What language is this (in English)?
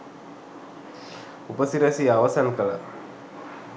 Sinhala